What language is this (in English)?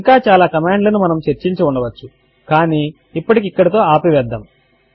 Telugu